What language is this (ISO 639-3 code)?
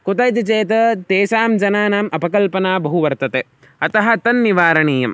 san